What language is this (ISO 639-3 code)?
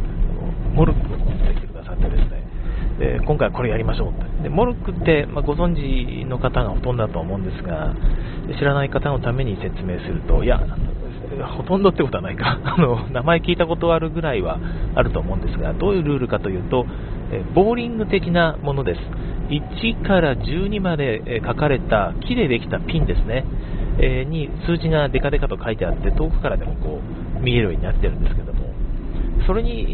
jpn